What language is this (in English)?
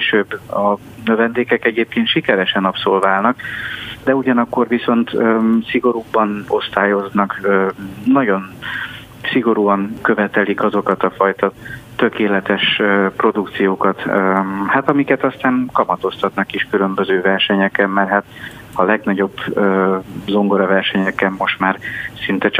Hungarian